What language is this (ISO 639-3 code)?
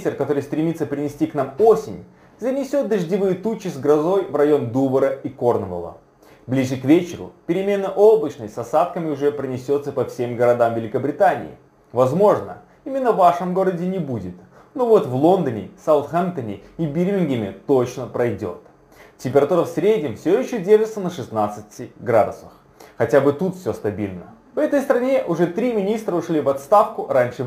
rus